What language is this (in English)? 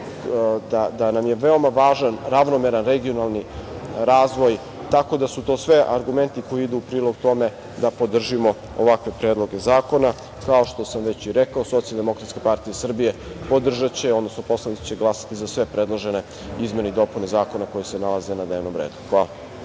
Serbian